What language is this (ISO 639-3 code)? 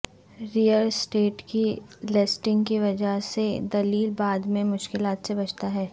urd